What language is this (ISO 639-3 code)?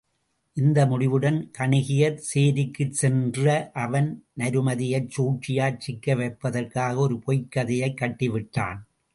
tam